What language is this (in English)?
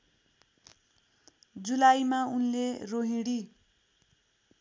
Nepali